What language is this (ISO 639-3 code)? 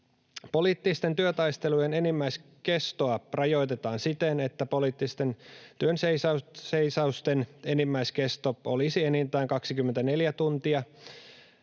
fin